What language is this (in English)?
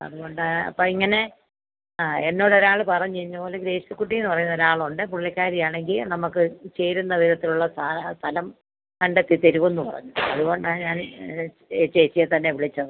Malayalam